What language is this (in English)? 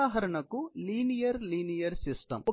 Telugu